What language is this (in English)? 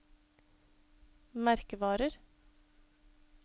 Norwegian